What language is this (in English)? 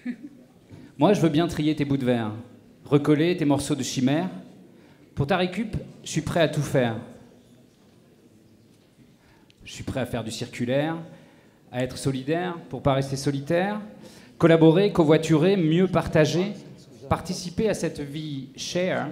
French